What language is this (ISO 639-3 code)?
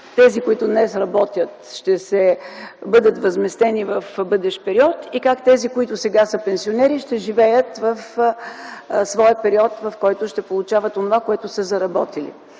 bul